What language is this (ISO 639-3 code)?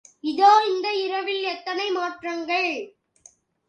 tam